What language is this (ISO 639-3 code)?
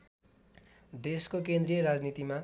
nep